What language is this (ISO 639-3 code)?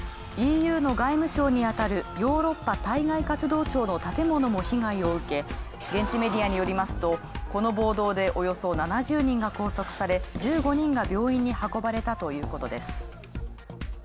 jpn